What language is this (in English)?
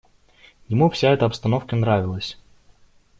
Russian